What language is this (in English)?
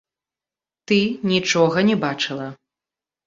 Belarusian